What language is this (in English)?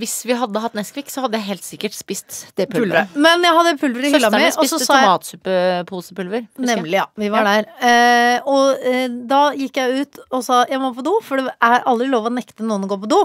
Norwegian